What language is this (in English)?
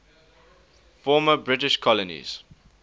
English